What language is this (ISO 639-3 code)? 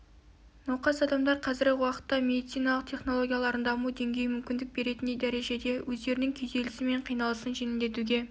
kaz